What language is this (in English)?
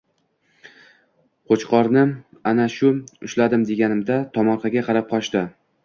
Uzbek